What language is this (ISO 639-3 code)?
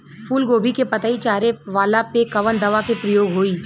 bho